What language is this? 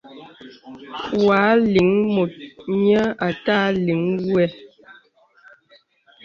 Bebele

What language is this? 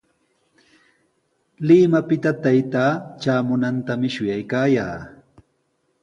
Sihuas Ancash Quechua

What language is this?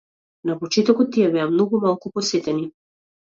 Macedonian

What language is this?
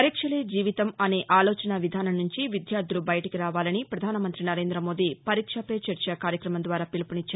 Telugu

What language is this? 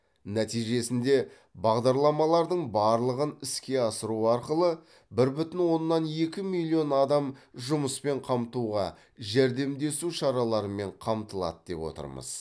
Kazakh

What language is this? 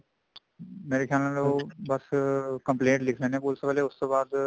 Punjabi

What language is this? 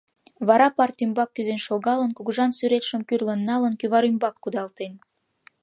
Mari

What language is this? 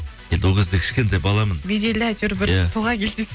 Kazakh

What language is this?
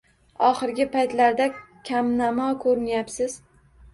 Uzbek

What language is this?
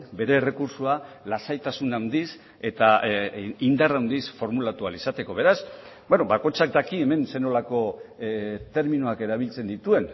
Basque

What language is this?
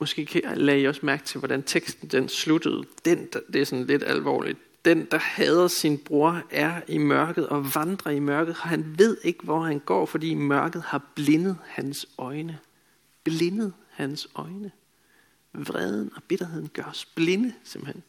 Danish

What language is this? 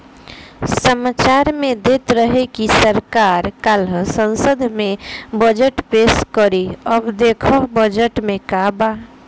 Bhojpuri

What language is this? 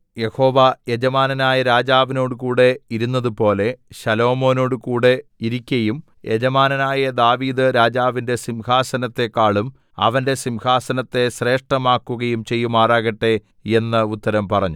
Malayalam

